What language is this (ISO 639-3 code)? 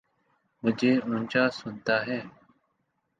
urd